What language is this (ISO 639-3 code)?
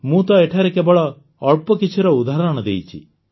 ori